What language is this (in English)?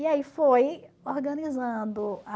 Portuguese